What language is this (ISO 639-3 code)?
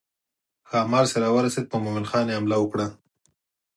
pus